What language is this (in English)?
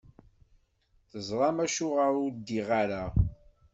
Kabyle